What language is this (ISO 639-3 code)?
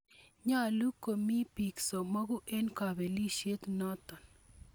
kln